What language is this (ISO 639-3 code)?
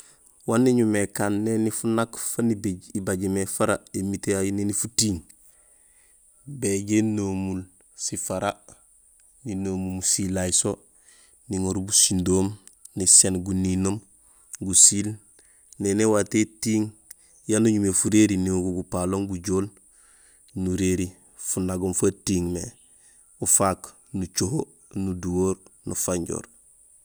gsl